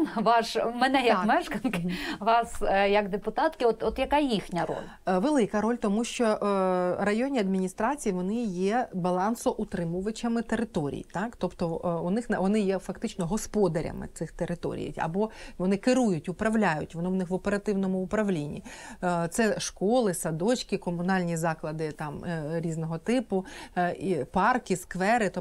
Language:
Ukrainian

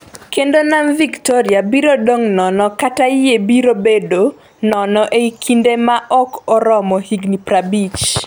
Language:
Luo (Kenya and Tanzania)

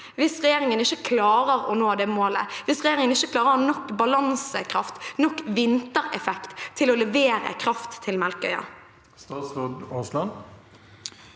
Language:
Norwegian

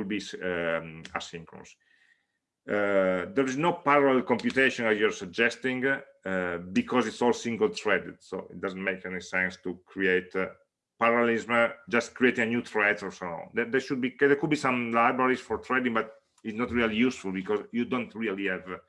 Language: English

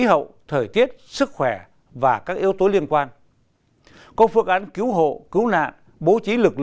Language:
Vietnamese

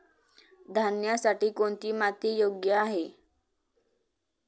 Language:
Marathi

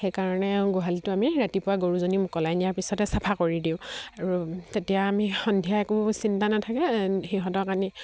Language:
Assamese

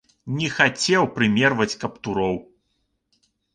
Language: Belarusian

